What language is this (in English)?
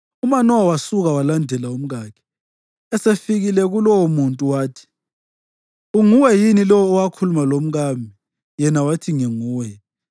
North Ndebele